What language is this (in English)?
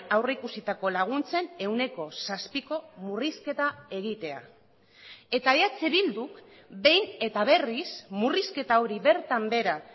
Basque